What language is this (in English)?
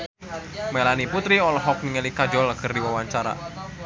Sundanese